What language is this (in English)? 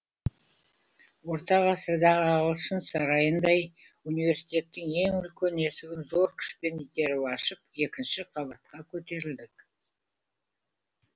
Kazakh